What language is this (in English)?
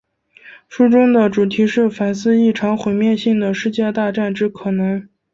Chinese